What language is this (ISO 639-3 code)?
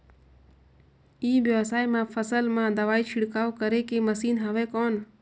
hne